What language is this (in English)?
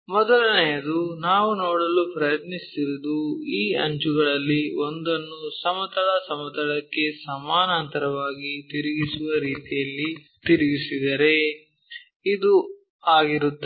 Kannada